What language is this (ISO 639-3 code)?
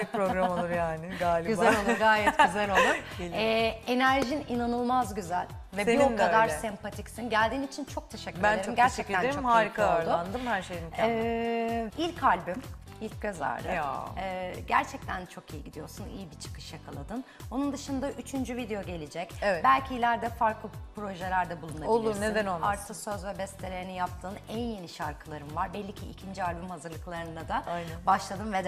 tur